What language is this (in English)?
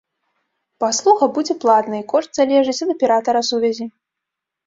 Belarusian